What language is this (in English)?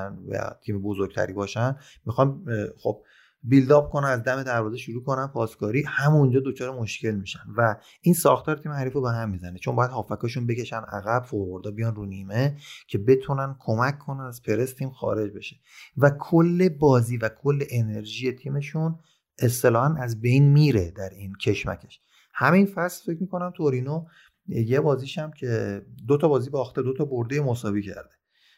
Persian